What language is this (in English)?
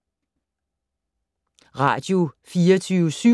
Danish